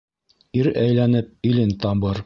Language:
Bashkir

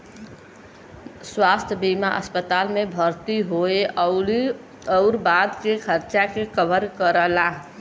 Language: Bhojpuri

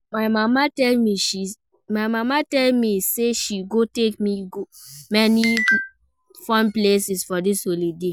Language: Nigerian Pidgin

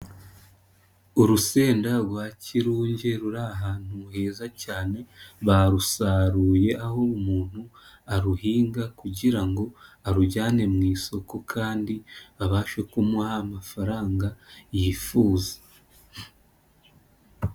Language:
Kinyarwanda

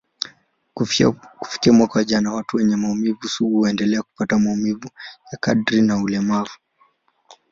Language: Swahili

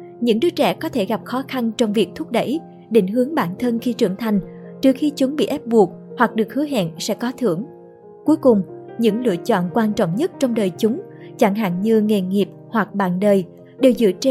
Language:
Vietnamese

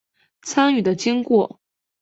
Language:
Chinese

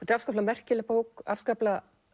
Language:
Icelandic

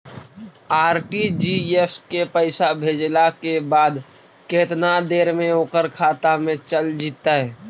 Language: Magahi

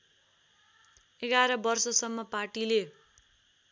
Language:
Nepali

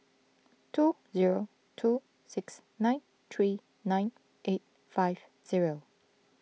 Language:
English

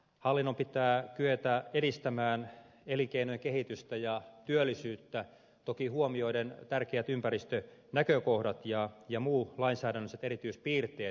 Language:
Finnish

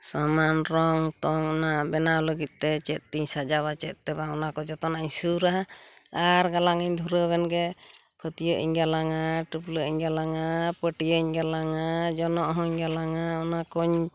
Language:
Santali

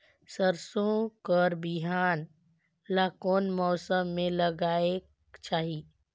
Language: Chhattisgarhi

